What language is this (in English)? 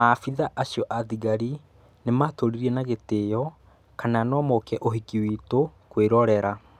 Kikuyu